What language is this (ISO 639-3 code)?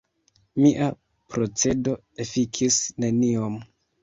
epo